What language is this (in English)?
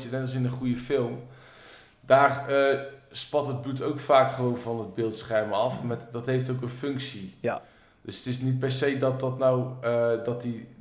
Dutch